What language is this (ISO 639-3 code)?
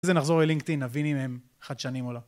heb